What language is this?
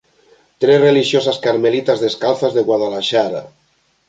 Galician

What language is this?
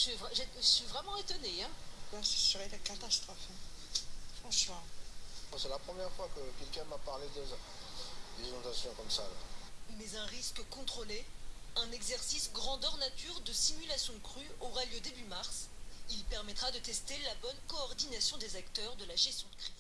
French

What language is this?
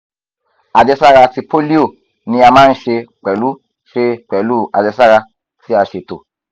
Yoruba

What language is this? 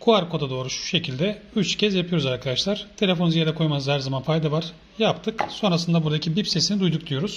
Turkish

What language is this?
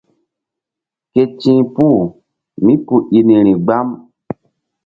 Mbum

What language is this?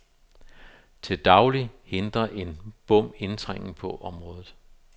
Danish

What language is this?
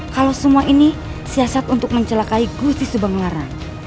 Indonesian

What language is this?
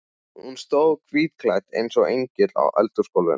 Icelandic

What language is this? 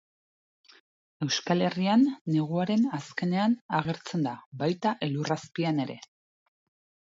Basque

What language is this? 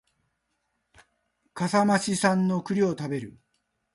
Japanese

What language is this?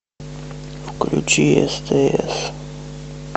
Russian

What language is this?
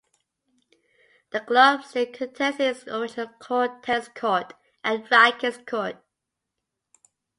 English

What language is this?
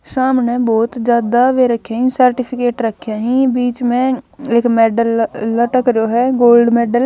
Haryanvi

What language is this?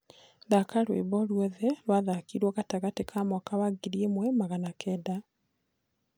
Kikuyu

